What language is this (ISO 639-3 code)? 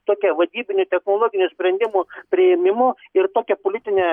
lit